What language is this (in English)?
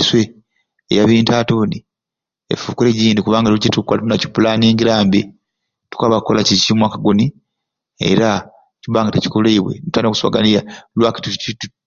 Ruuli